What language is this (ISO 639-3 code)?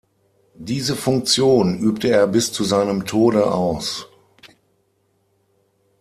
deu